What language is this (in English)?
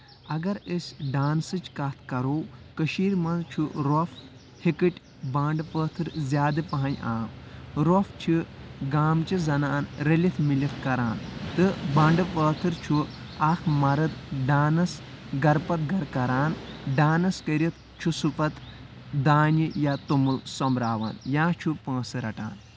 Kashmiri